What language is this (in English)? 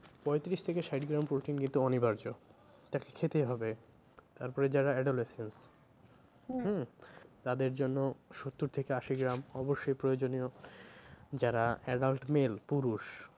Bangla